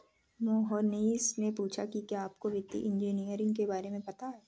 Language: Hindi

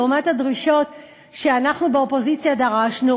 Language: Hebrew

